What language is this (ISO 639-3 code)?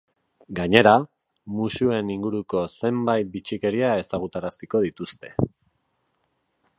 eus